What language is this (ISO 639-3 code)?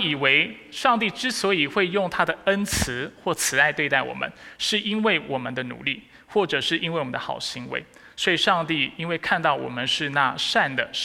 zho